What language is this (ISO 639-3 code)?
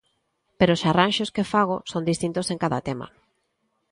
glg